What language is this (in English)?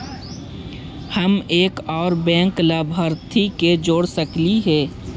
Magahi